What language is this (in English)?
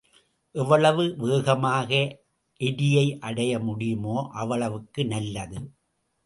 Tamil